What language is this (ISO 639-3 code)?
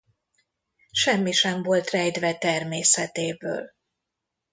hun